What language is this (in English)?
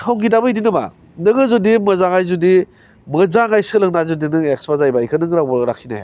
Bodo